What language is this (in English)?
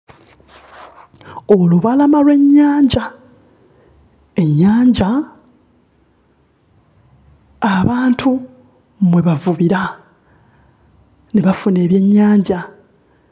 Ganda